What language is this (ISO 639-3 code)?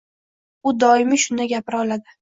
uzb